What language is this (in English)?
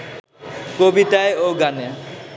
Bangla